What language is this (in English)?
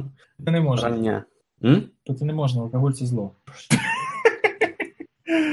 Ukrainian